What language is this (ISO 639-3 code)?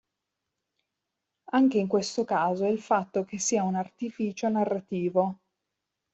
ita